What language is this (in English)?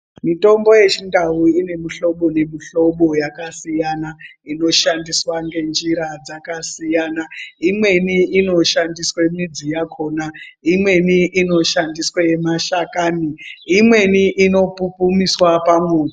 Ndau